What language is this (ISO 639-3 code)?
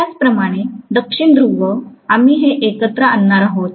mar